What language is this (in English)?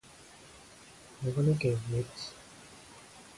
Japanese